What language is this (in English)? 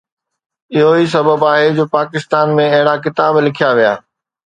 Sindhi